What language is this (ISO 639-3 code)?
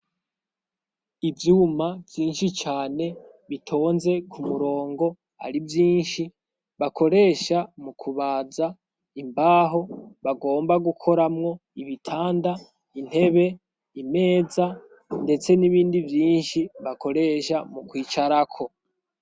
run